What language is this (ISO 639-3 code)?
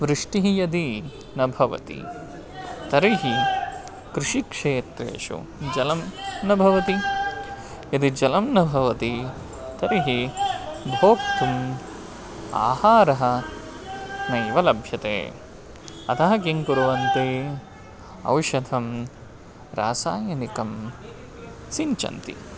san